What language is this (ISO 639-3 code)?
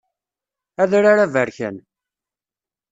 kab